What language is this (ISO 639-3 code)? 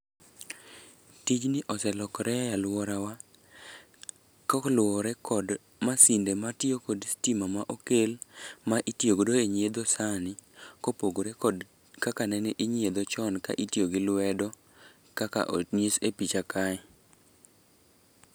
luo